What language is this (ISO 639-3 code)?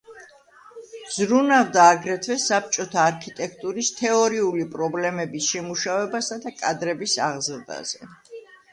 kat